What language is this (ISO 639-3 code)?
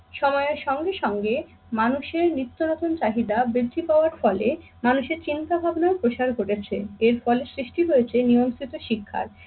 ben